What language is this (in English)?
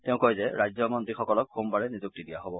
Assamese